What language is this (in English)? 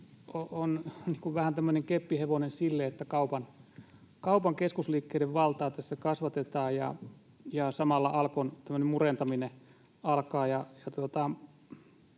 Finnish